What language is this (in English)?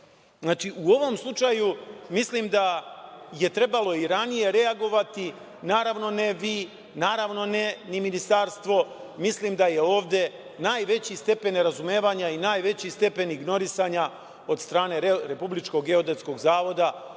Serbian